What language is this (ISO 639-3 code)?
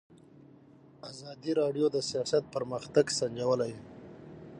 pus